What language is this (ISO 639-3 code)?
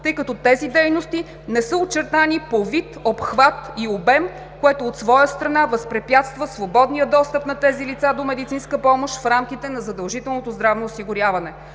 bul